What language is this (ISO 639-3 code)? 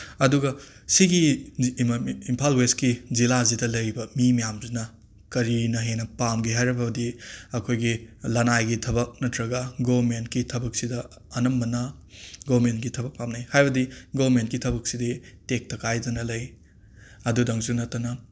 mni